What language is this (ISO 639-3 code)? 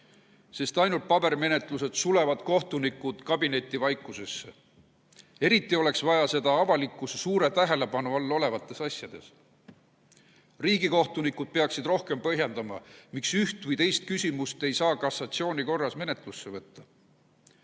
est